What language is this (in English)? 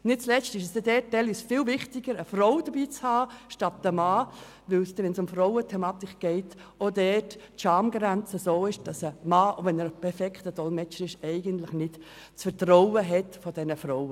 Swiss German